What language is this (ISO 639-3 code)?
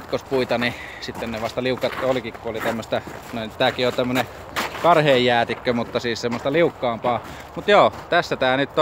fin